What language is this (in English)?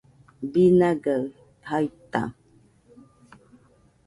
Nüpode Huitoto